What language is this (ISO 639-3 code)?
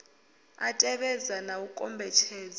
ven